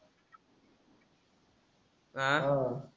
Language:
Marathi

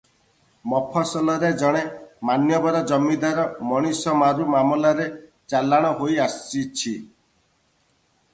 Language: Odia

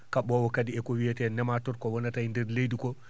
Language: Fula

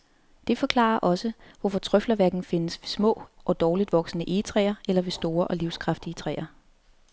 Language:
Danish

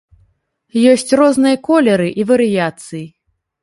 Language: Belarusian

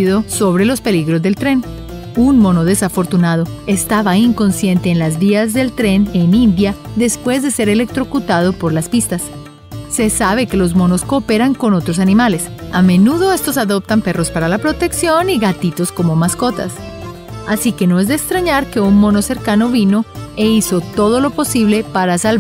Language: Spanish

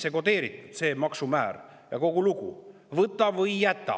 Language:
Estonian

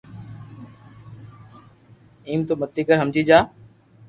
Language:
Loarki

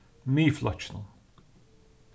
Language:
Faroese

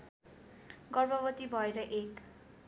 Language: Nepali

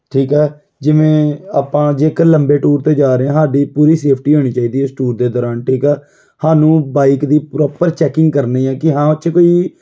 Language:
Punjabi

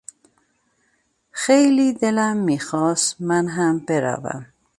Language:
Persian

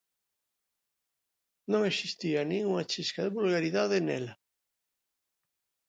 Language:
Galician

